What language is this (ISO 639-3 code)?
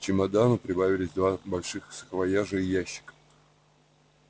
rus